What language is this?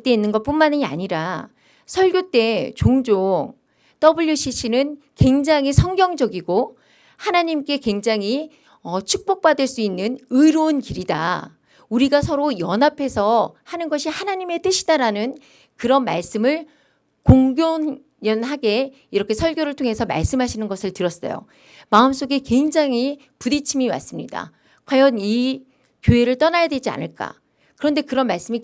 Korean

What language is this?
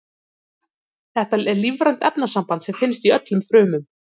Icelandic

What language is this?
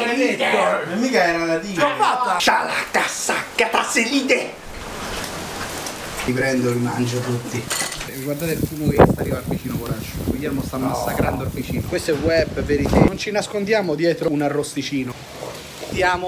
Italian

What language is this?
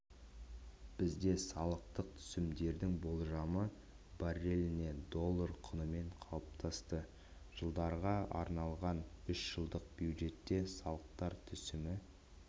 Kazakh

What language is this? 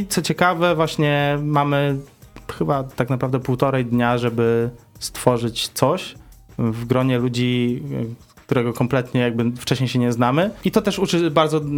Polish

